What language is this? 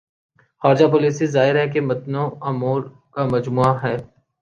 Urdu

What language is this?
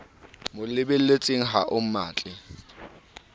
Southern Sotho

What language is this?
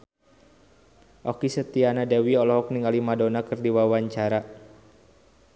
Sundanese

